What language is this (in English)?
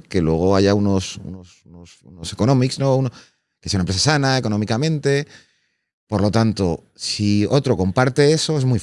Spanish